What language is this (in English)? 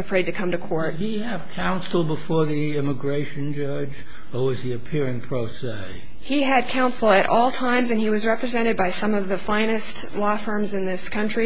English